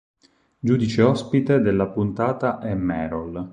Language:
Italian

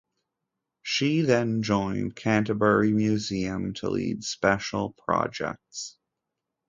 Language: English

